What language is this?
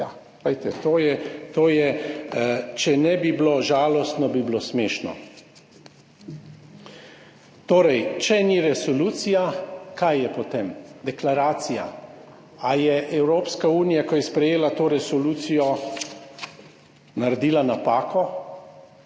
Slovenian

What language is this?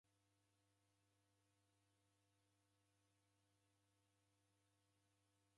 Taita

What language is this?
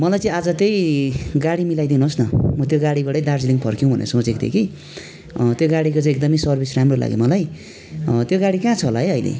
Nepali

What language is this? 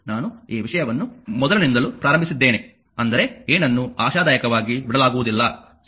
Kannada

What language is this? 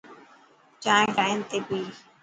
Dhatki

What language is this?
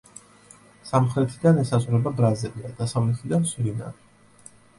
Georgian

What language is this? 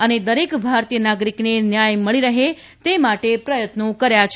Gujarati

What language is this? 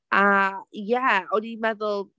Welsh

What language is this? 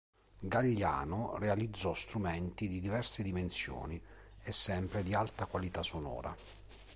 Italian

